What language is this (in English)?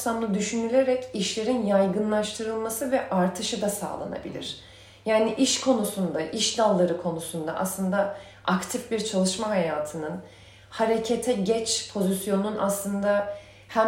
Turkish